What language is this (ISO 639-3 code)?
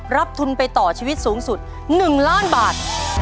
tha